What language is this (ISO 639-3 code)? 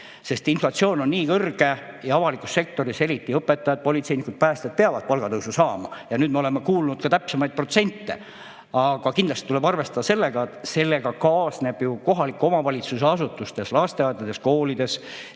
est